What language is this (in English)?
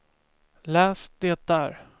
Swedish